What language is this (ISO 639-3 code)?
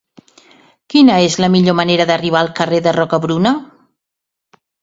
cat